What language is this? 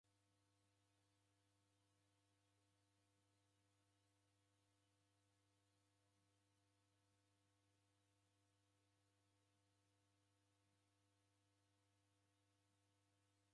Taita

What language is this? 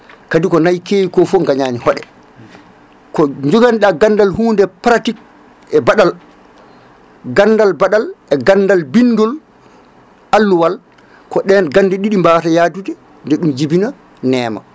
Fula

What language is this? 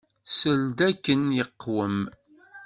Kabyle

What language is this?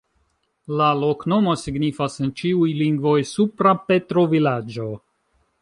Esperanto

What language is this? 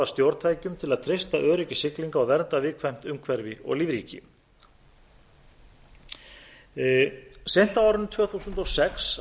Icelandic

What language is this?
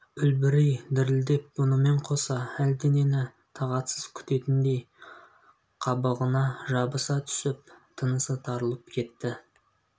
Kazakh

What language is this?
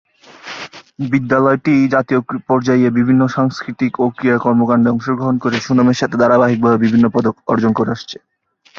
Bangla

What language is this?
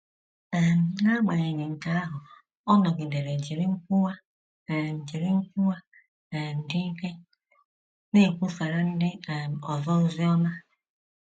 Igbo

